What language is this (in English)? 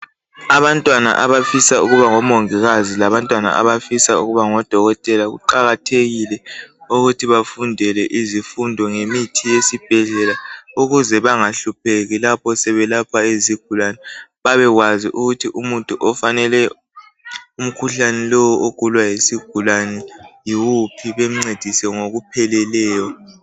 North Ndebele